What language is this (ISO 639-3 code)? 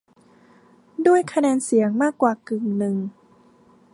tha